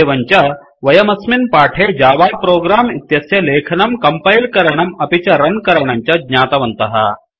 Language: Sanskrit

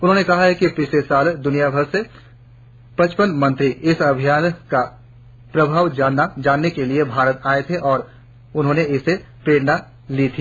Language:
Hindi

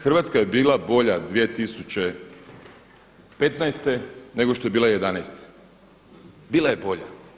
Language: Croatian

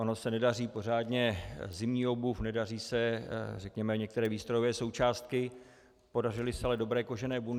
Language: Czech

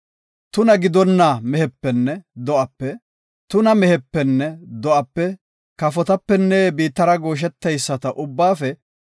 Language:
Gofa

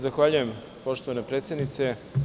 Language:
Serbian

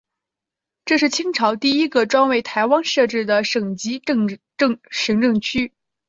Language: Chinese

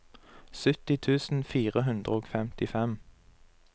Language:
Norwegian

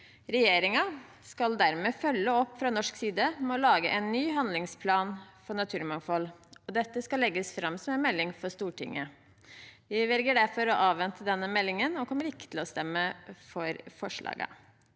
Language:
Norwegian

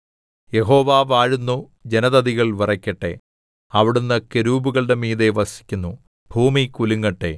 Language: Malayalam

